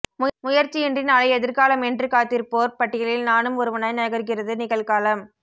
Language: Tamil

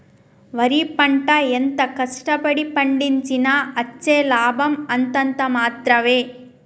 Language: Telugu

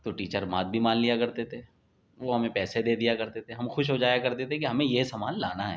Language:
Urdu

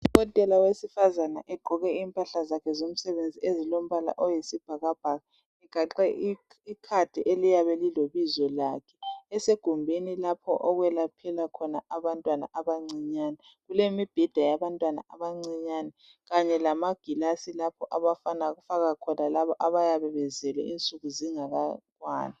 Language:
North Ndebele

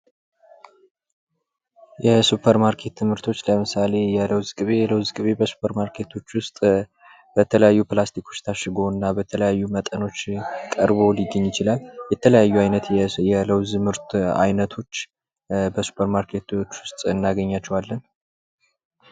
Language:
Amharic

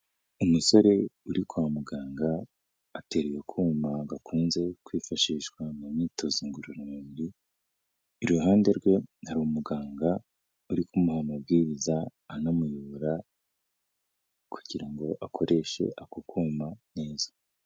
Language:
Kinyarwanda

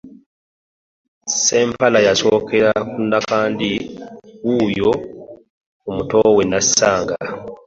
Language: Ganda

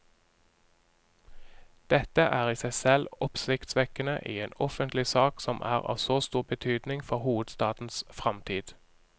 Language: Norwegian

